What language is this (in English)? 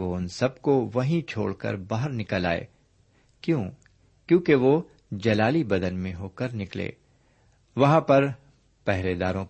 Urdu